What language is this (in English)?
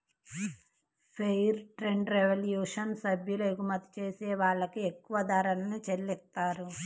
Telugu